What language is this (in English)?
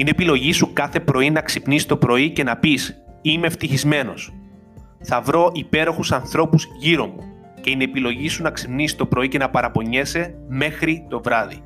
Greek